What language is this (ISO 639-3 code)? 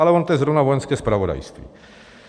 ces